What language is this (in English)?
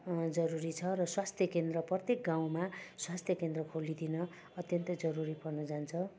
Nepali